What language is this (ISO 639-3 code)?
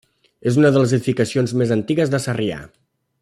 cat